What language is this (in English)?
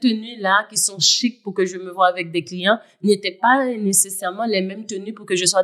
French